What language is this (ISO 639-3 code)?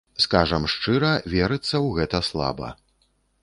bel